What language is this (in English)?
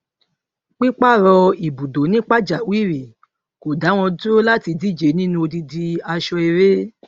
Yoruba